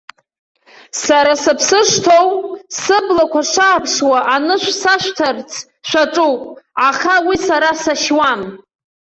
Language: Abkhazian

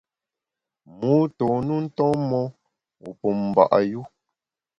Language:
Bamun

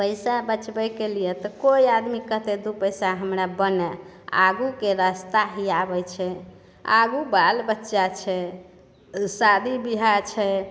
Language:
Maithili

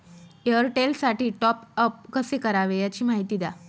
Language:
Marathi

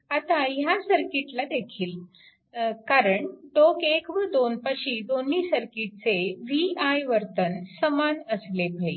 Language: Marathi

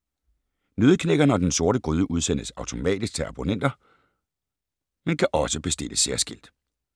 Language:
Danish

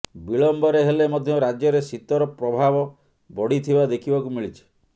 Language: Odia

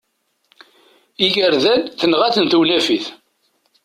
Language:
Kabyle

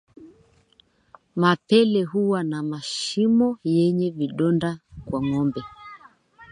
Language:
Swahili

